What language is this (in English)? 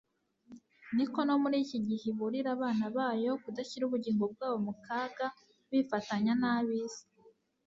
Kinyarwanda